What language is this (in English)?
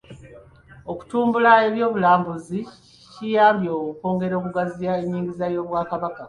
Ganda